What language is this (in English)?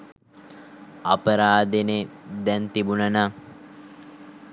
Sinhala